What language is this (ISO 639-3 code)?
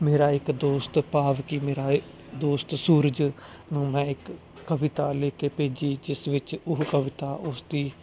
pan